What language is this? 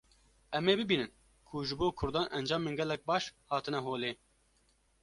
Kurdish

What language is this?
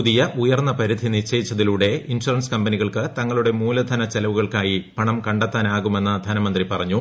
Malayalam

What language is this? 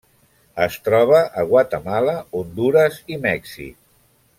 Catalan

